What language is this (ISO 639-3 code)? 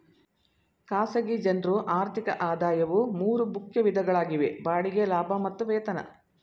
kan